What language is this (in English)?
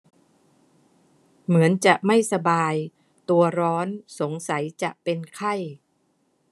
Thai